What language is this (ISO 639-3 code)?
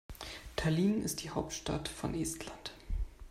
deu